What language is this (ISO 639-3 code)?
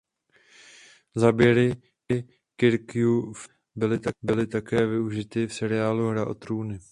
ces